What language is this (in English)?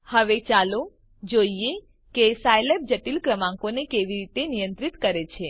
Gujarati